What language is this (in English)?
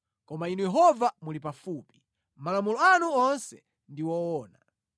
Nyanja